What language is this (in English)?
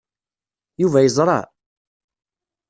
Kabyle